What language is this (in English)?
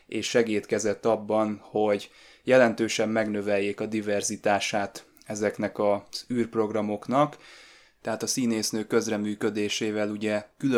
Hungarian